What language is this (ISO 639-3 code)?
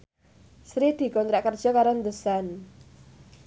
jav